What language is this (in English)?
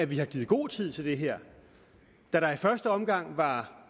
Danish